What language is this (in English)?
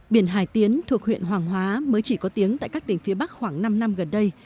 Vietnamese